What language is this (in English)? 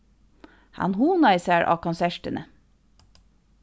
Faroese